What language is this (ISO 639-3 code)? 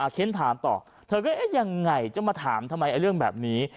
tha